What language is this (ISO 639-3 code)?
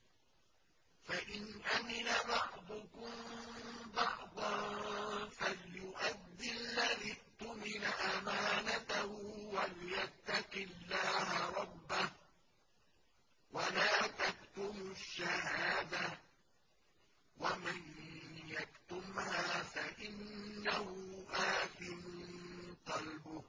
ara